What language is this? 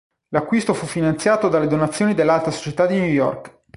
Italian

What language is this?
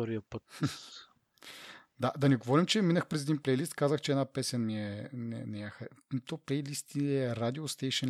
Bulgarian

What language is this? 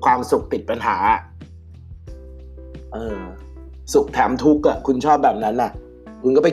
Thai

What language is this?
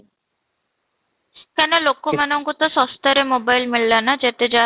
Odia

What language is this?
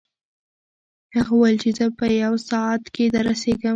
Pashto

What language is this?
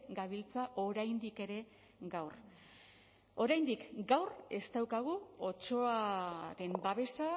Basque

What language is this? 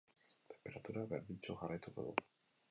Basque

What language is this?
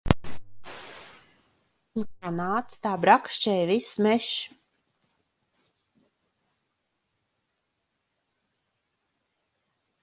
Latvian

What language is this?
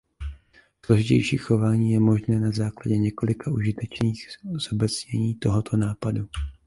Czech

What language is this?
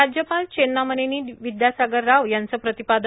Marathi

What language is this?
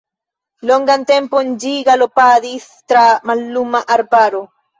Esperanto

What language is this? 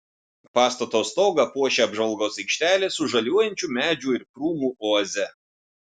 Lithuanian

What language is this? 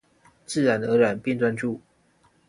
Chinese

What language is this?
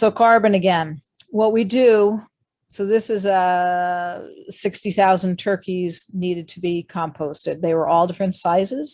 English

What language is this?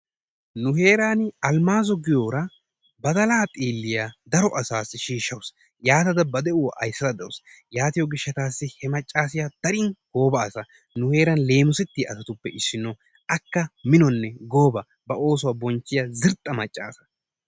Wolaytta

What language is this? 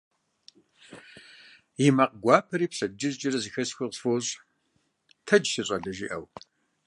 Kabardian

